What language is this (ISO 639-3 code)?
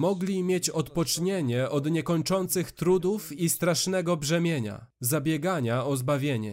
pol